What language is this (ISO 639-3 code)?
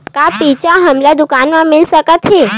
hne